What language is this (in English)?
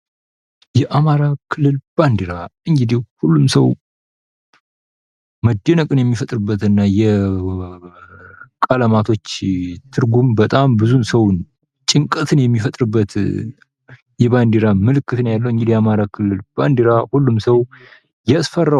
Amharic